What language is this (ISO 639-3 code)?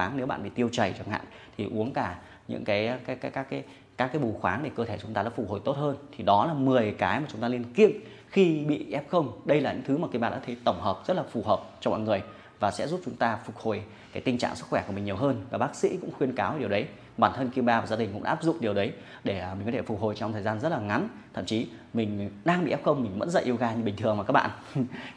vie